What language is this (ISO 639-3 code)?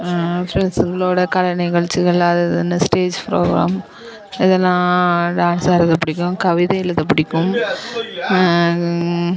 tam